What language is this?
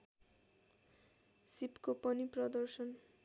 Nepali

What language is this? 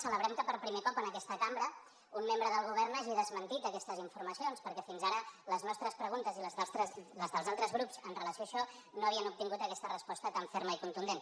Catalan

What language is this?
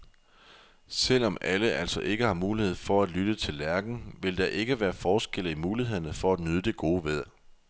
Danish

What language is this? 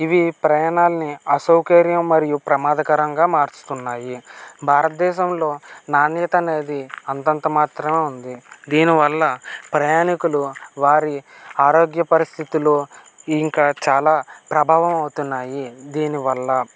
Telugu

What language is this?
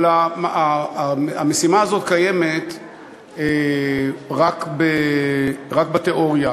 Hebrew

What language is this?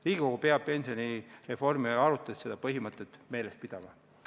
Estonian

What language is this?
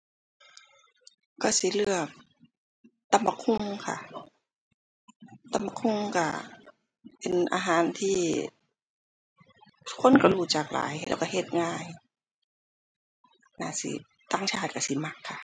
Thai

